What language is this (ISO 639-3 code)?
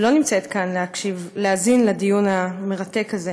heb